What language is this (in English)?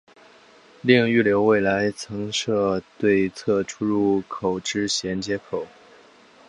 Chinese